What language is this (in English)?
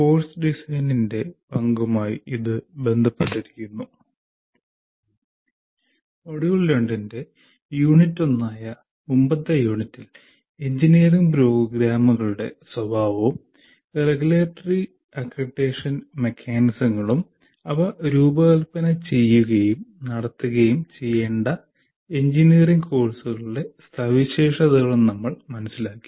Malayalam